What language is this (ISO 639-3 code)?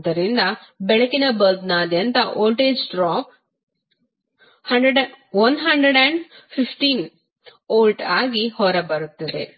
kan